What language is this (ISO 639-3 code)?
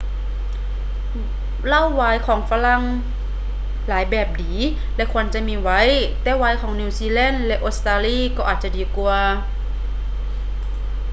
lao